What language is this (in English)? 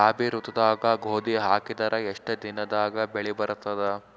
Kannada